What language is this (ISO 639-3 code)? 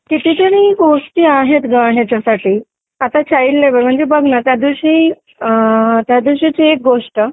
mar